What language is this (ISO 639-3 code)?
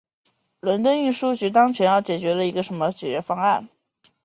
zho